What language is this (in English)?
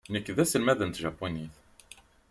Kabyle